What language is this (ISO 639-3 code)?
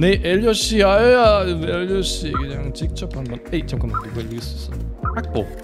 kor